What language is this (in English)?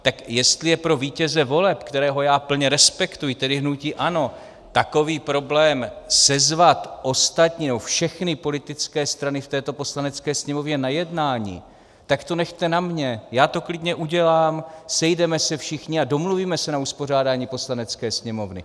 Czech